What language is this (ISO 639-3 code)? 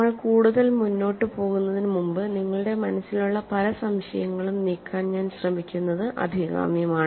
mal